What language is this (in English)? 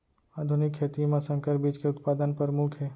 Chhattisgarhi